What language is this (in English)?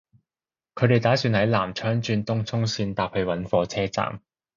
Cantonese